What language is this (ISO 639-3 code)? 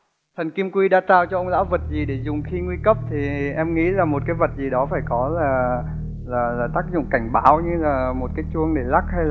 vie